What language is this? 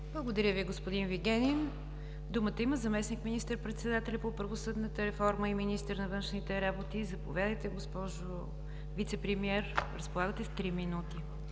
Bulgarian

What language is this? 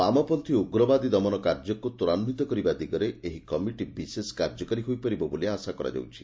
Odia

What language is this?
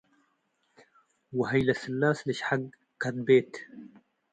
Tigre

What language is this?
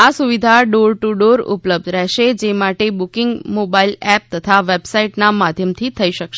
Gujarati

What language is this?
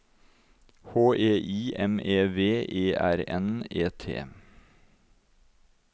Norwegian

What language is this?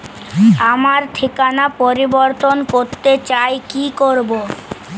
Bangla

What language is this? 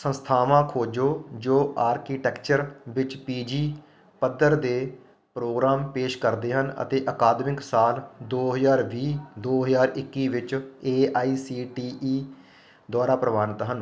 Punjabi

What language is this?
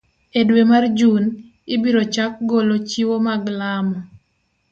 Luo (Kenya and Tanzania)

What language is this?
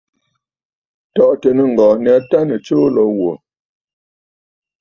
Bafut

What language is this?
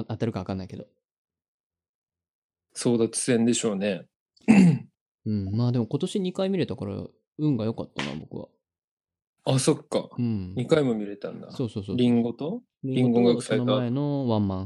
Japanese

